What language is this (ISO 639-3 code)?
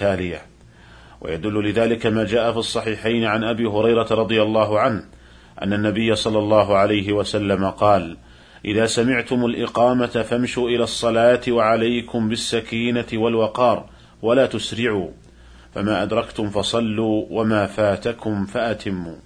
ara